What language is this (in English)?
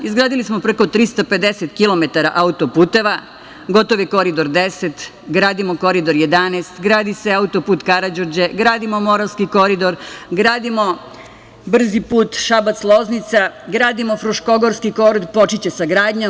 Serbian